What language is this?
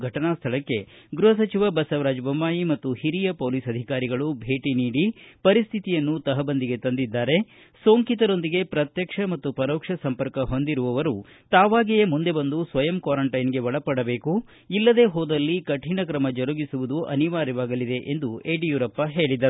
Kannada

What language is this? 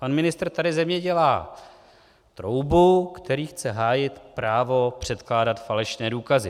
Czech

